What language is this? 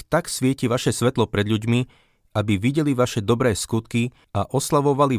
Slovak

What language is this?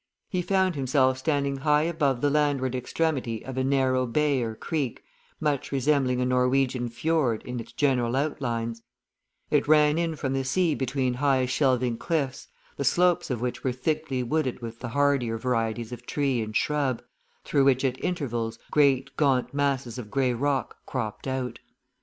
English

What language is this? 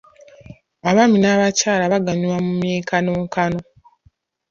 Ganda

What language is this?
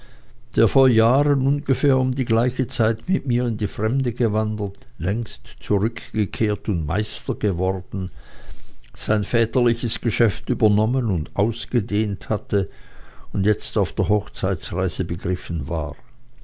German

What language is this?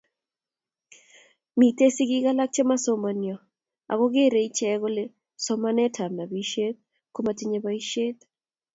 Kalenjin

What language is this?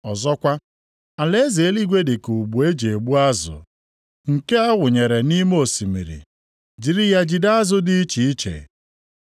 Igbo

